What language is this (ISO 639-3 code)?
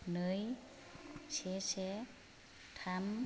brx